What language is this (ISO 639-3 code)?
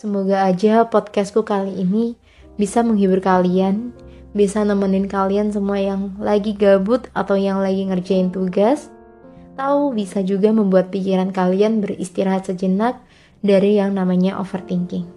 ind